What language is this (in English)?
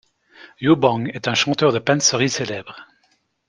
French